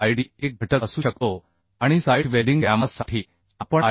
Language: Marathi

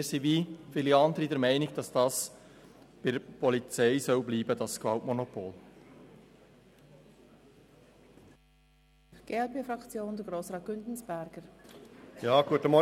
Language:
Swiss German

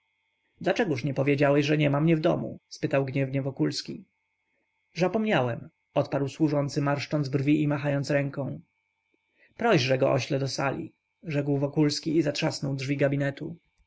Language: Polish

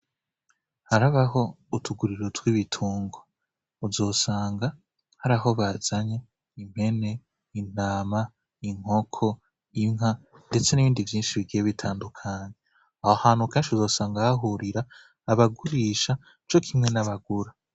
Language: Rundi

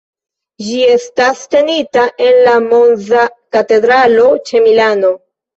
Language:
Esperanto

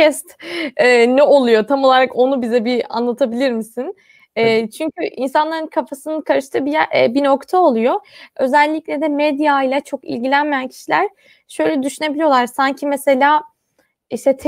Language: Turkish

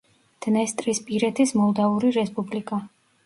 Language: Georgian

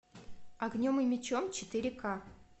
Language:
Russian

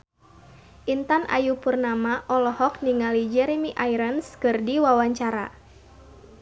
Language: Sundanese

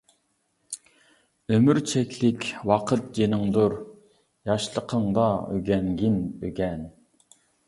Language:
Uyghur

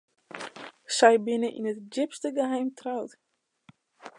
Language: Western Frisian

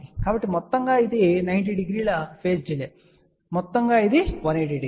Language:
Telugu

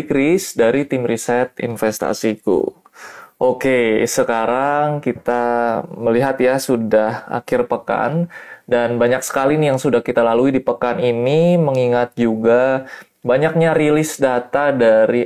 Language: Indonesian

